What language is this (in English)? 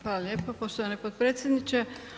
Croatian